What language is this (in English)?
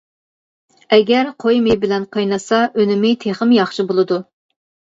Uyghur